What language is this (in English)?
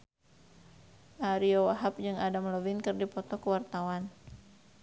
Sundanese